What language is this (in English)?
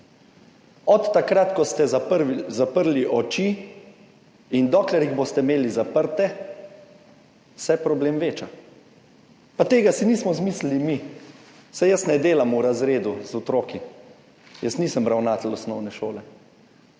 Slovenian